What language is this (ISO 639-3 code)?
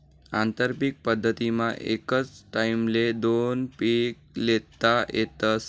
mar